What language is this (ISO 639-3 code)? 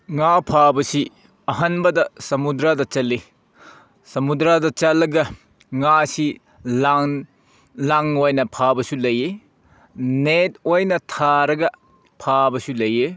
mni